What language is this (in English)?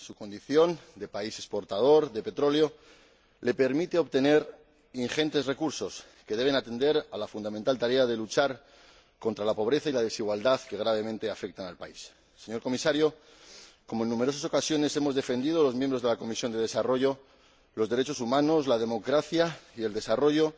Spanish